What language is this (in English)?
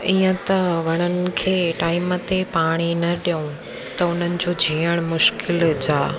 Sindhi